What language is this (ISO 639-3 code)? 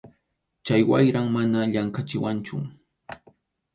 qxu